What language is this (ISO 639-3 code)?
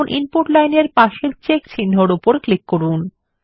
ben